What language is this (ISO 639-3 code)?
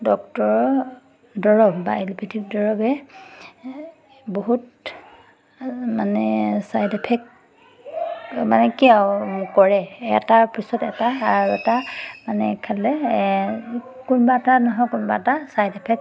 asm